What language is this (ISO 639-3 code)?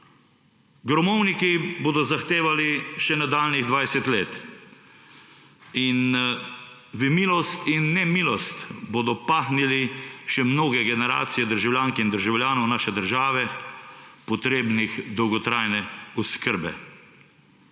slv